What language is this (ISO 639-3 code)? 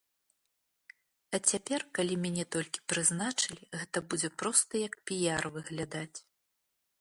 bel